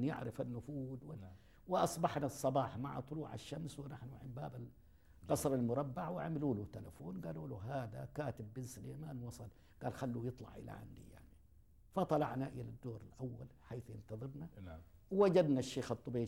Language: Arabic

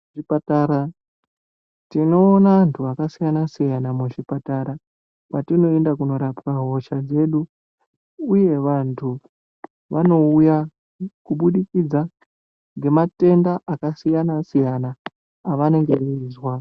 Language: Ndau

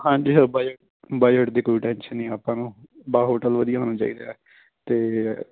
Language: Punjabi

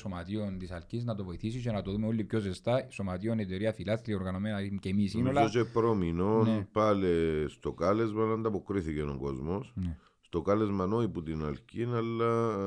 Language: Greek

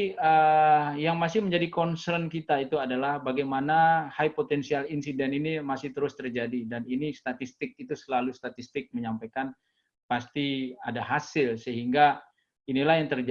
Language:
Indonesian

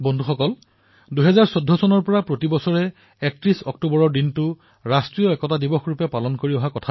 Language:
Assamese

